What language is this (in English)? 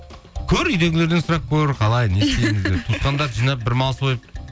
Kazakh